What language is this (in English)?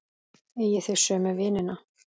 Icelandic